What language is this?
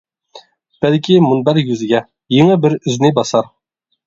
Uyghur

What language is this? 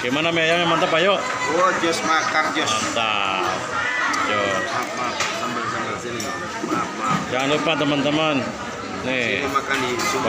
Indonesian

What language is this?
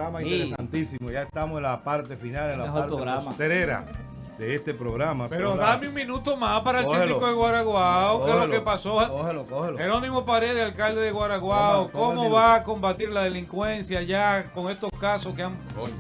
Spanish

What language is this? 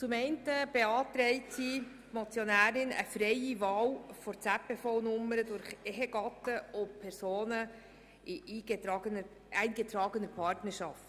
Swiss German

